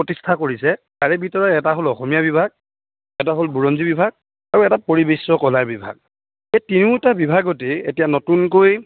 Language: Assamese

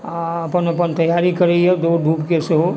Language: Maithili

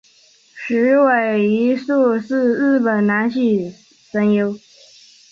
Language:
Chinese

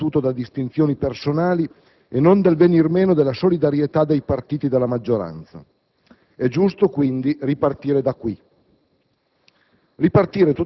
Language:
Italian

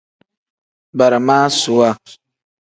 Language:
Tem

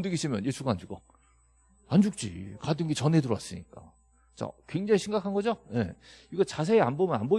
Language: Korean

